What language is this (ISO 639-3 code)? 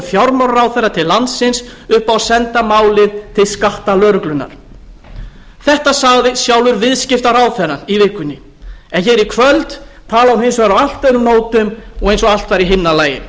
isl